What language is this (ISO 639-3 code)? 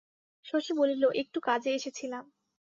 ben